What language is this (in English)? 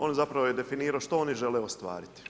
Croatian